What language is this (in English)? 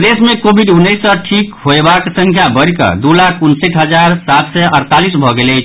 Maithili